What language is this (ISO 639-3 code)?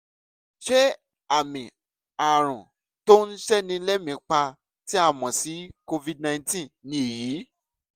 yor